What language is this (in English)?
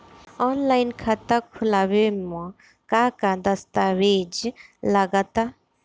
Bhojpuri